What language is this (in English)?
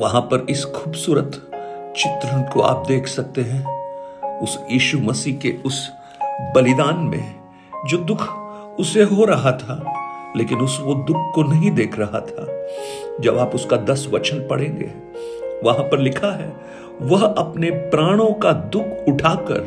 Hindi